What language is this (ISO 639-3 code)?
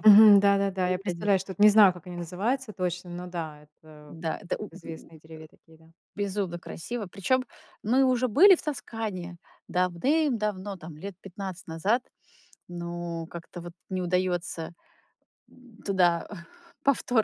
rus